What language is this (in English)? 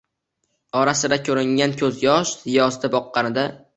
Uzbek